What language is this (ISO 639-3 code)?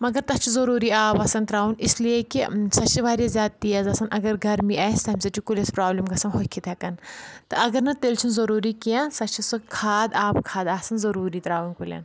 kas